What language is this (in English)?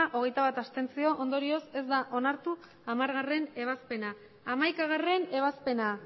Basque